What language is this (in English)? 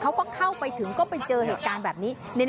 Thai